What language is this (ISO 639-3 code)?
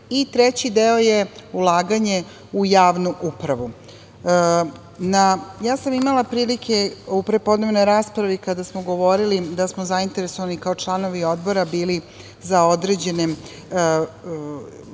srp